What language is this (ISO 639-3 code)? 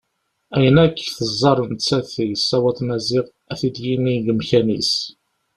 kab